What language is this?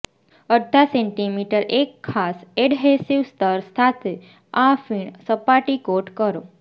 Gujarati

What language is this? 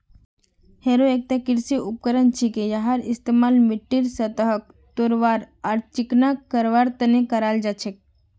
Magahi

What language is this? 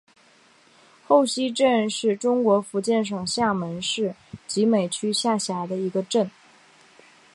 Chinese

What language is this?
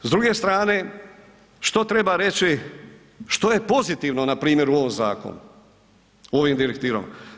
Croatian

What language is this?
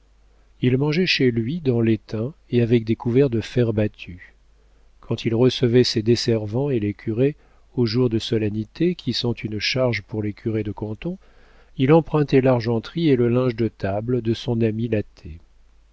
French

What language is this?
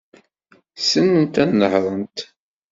Kabyle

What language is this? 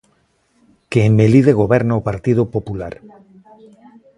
Galician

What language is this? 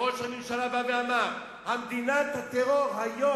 Hebrew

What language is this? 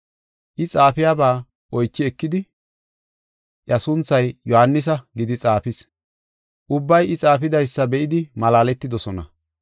Gofa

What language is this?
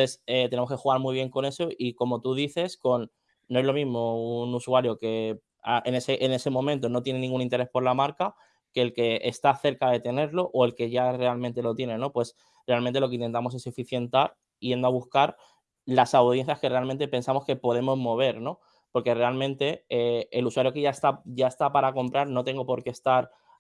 Spanish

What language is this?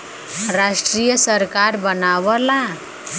Bhojpuri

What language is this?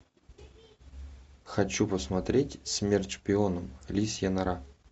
Russian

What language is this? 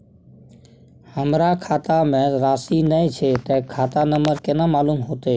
Maithili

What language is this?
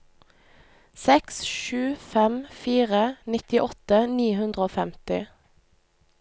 Norwegian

